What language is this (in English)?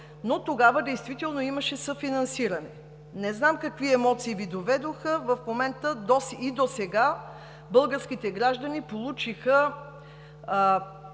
Bulgarian